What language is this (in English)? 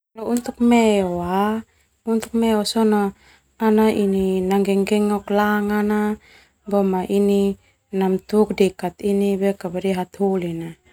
Termanu